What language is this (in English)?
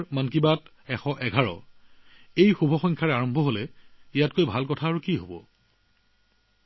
Assamese